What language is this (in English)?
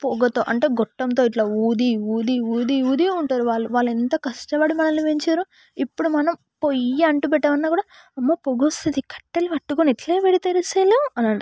Telugu